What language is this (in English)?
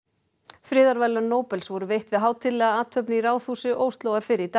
Icelandic